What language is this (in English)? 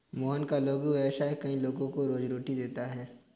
Hindi